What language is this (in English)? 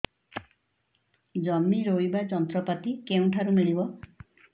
Odia